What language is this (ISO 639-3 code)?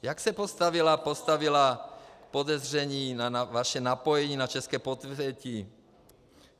ces